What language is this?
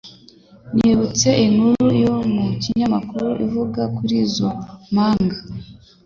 Kinyarwanda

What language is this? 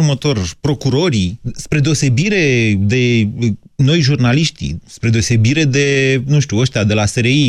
Romanian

